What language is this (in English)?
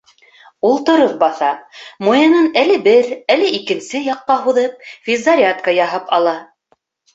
Bashkir